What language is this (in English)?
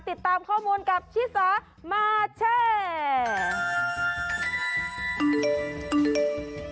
Thai